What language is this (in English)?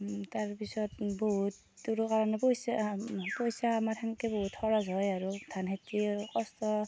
Assamese